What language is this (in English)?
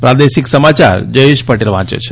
Gujarati